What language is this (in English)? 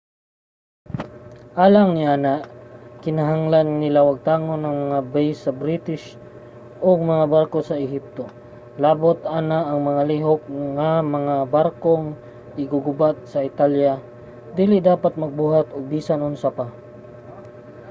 Cebuano